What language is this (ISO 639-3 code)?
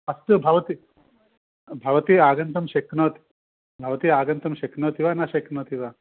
san